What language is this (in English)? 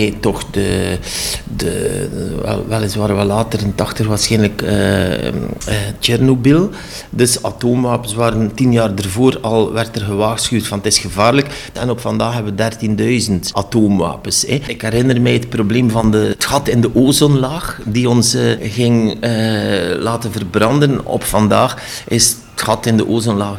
Dutch